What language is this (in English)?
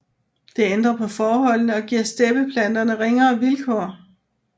Danish